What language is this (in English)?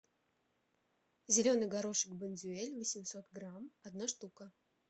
Russian